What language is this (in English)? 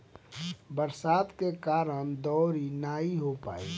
Bhojpuri